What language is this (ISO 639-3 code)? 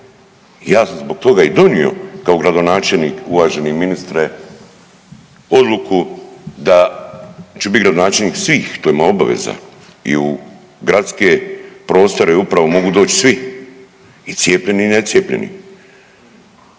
hrv